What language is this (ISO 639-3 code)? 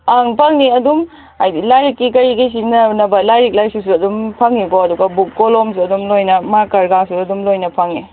mni